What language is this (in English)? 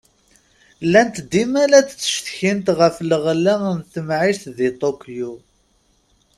Kabyle